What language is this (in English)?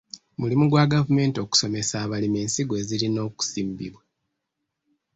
Ganda